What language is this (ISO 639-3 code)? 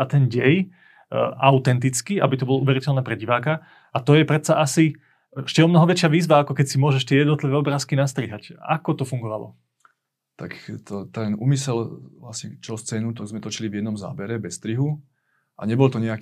slk